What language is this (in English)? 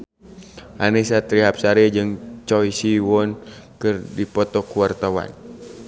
Sundanese